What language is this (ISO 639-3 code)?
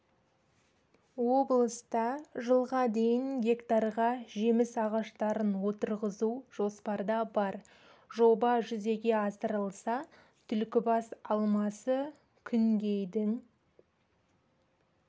kaz